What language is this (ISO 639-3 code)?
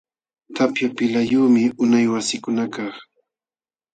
qxw